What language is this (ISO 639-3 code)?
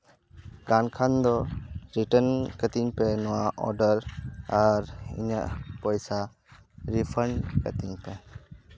sat